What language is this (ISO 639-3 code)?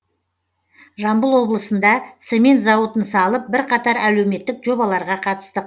kaz